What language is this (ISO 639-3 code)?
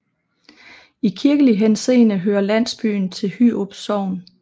dan